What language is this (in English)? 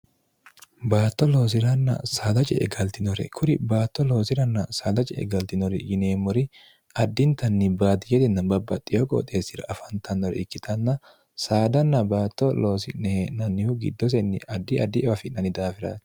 Sidamo